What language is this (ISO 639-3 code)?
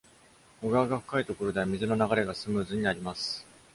jpn